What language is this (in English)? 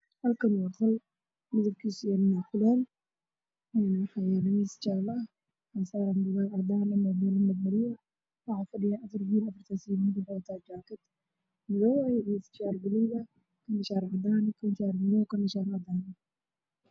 Somali